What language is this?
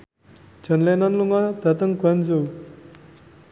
Javanese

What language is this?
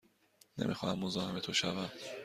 Persian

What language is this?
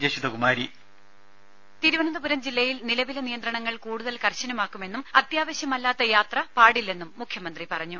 Malayalam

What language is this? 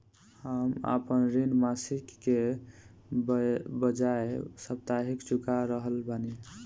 Bhojpuri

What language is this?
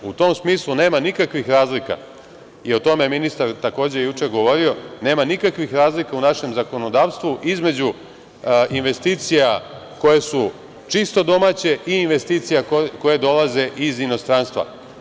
Serbian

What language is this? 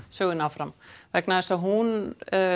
Icelandic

